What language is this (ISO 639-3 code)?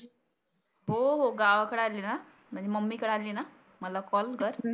mar